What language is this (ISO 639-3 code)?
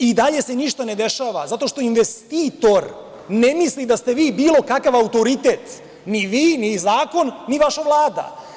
srp